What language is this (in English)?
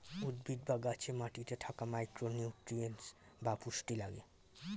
Bangla